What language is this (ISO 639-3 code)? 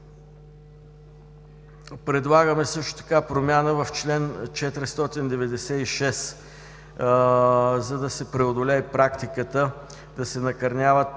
bul